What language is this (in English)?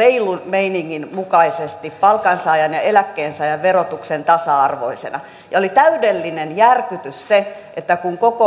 Finnish